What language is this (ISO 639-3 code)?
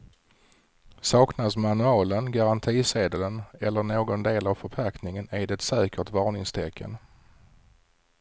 swe